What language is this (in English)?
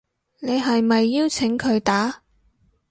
Cantonese